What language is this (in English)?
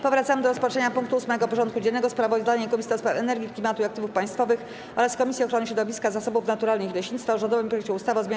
Polish